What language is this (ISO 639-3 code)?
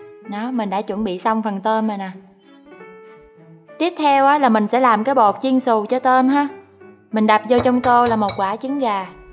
vie